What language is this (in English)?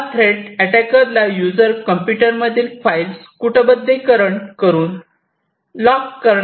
Marathi